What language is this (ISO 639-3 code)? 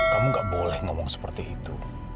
ind